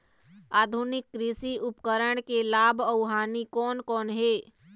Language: Chhattisgarhi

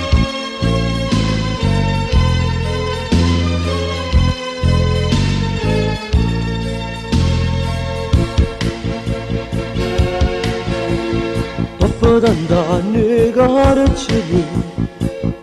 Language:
Romanian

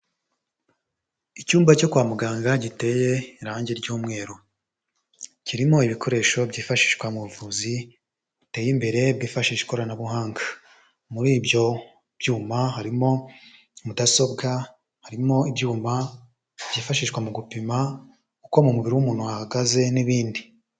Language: Kinyarwanda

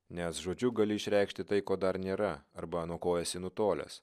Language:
Lithuanian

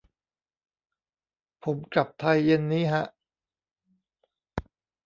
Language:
Thai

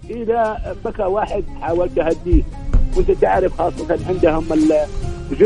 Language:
Arabic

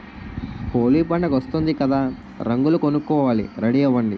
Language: Telugu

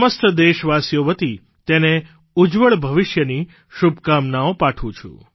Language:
Gujarati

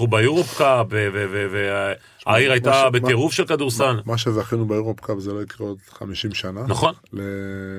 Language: Hebrew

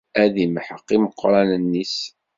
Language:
Kabyle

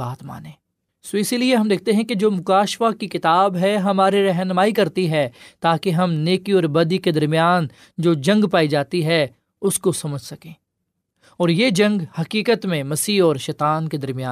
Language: Urdu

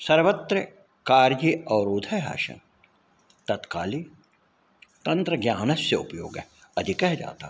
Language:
Sanskrit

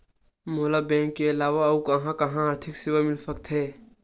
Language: Chhattisgarhi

